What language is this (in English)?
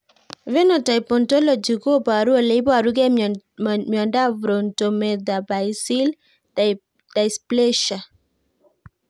Kalenjin